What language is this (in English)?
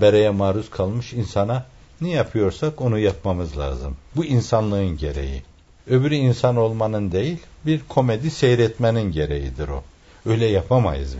Turkish